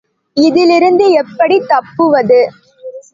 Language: Tamil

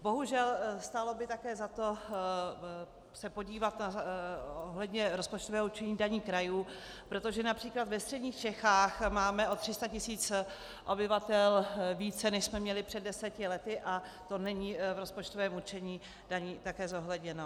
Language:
Czech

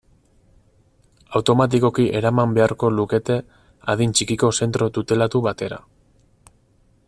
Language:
Basque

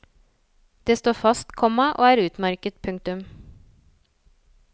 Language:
Norwegian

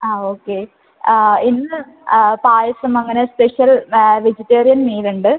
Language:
Malayalam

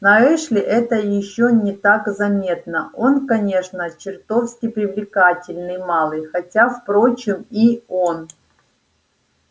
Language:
Russian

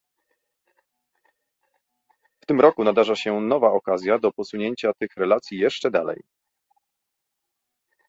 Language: Polish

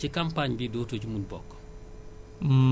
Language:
Wolof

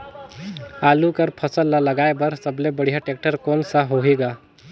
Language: Chhattisgarhi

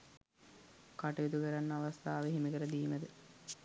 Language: Sinhala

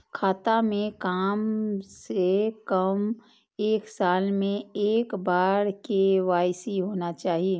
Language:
Maithili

